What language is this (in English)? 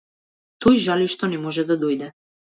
Macedonian